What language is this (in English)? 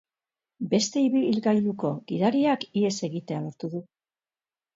Basque